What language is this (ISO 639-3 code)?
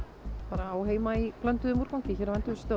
isl